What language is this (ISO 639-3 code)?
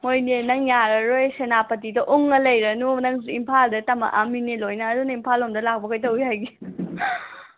mni